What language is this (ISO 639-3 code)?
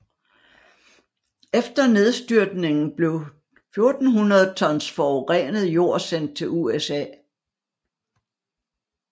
dan